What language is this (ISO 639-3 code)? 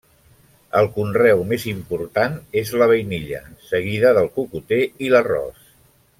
cat